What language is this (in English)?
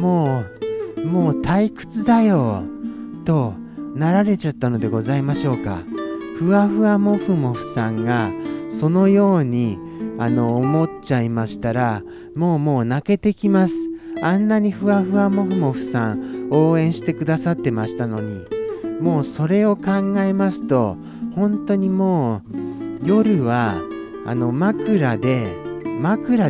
Japanese